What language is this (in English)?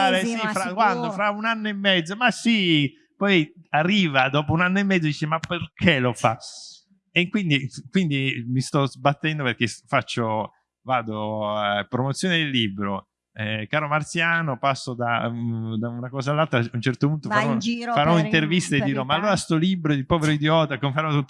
Italian